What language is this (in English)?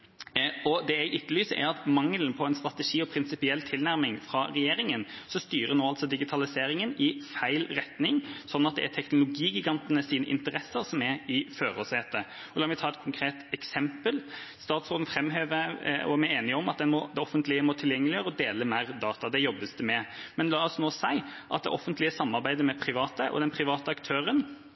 Norwegian Bokmål